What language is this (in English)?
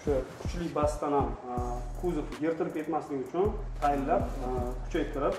Turkish